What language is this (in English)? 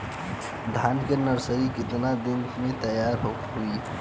Bhojpuri